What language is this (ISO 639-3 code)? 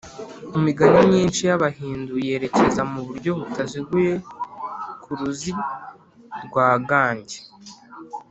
kin